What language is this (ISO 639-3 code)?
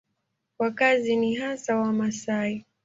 swa